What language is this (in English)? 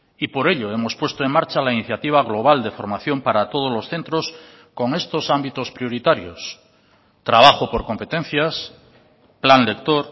Spanish